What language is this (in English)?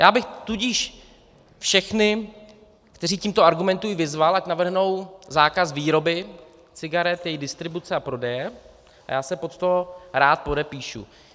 Czech